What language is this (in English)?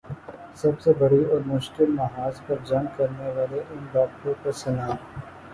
Urdu